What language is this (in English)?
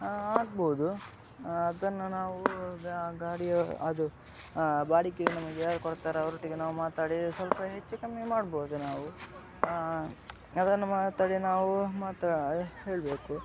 Kannada